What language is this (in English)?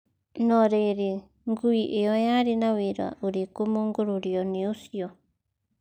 Kikuyu